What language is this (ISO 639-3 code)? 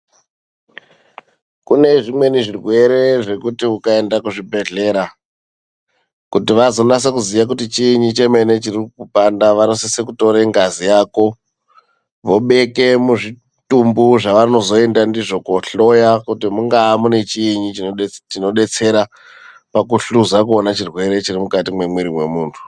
ndc